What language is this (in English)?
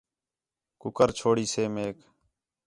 Khetrani